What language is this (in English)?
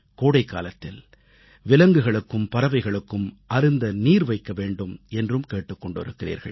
Tamil